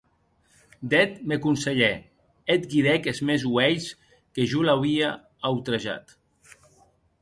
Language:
Occitan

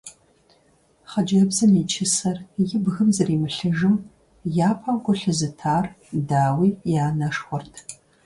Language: Kabardian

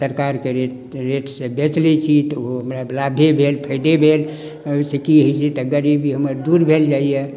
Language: Maithili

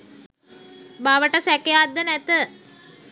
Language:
Sinhala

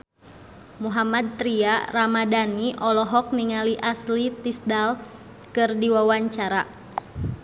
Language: Sundanese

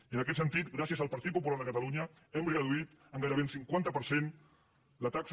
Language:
Catalan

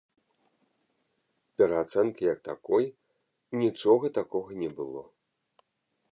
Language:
Belarusian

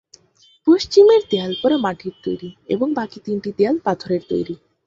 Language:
Bangla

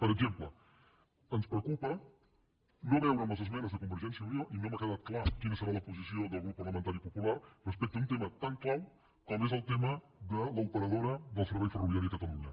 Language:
Catalan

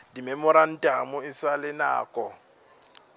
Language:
Northern Sotho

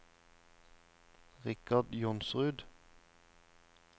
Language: Norwegian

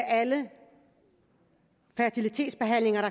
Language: Danish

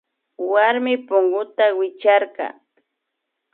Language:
Imbabura Highland Quichua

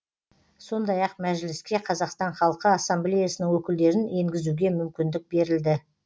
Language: Kazakh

